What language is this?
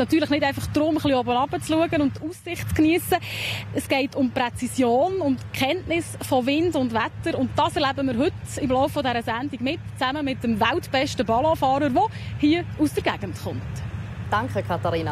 German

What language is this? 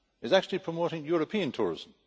English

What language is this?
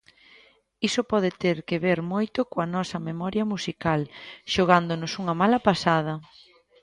Galician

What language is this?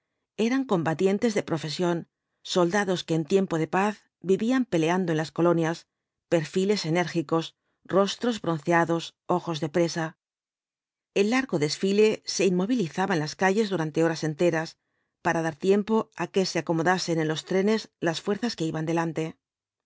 Spanish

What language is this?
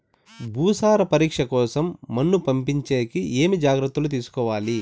Telugu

